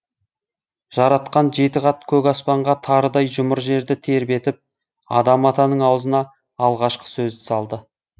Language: Kazakh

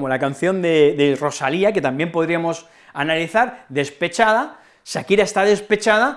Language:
Spanish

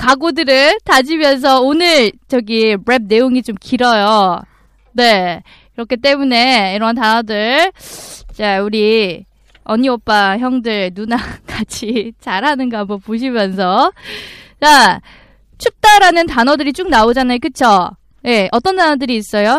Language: Korean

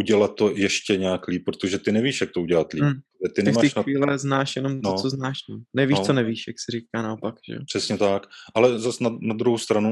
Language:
Czech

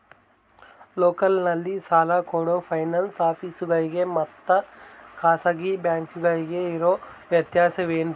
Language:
Kannada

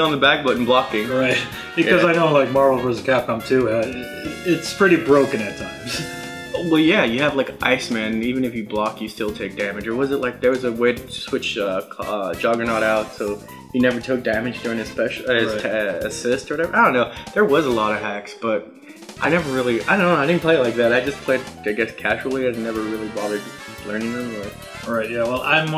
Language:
English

